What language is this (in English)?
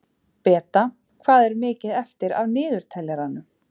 Icelandic